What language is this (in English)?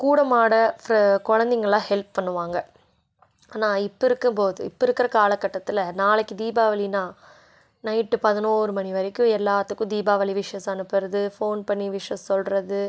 Tamil